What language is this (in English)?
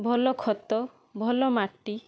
Odia